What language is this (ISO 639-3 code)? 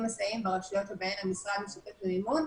heb